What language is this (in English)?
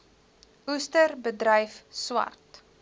Afrikaans